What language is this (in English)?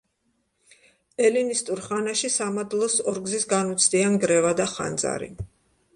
Georgian